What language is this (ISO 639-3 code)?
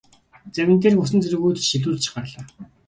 mon